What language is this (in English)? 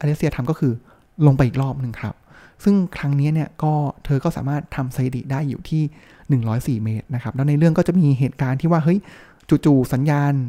Thai